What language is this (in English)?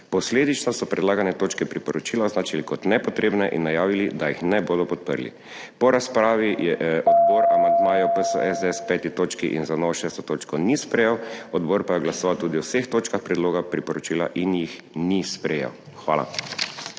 Slovenian